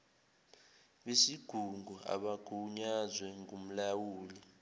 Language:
Zulu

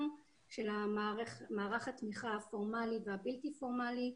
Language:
Hebrew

